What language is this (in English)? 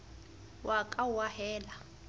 Southern Sotho